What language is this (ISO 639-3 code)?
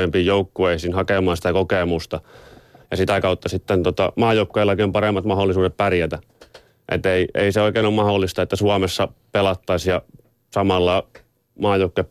fin